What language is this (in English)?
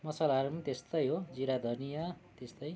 Nepali